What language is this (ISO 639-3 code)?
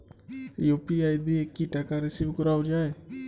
ben